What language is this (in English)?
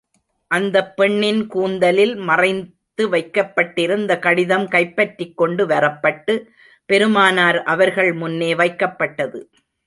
Tamil